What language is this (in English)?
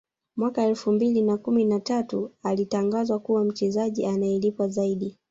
Swahili